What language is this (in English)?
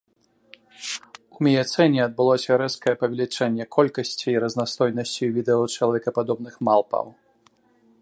Belarusian